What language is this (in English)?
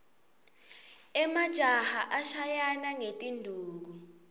Swati